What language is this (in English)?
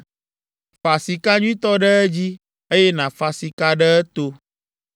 Ewe